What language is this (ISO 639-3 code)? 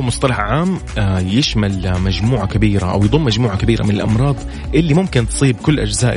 ara